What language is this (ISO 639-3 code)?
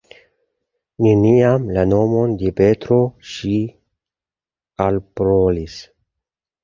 epo